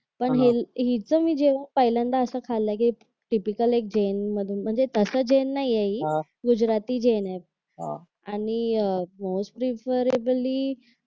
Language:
Marathi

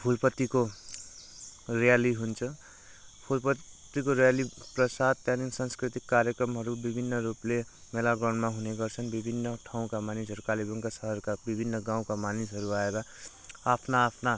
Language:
Nepali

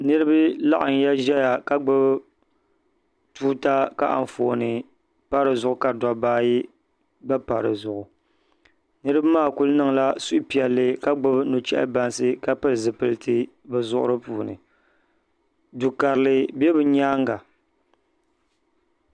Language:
Dagbani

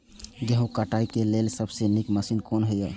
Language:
Maithili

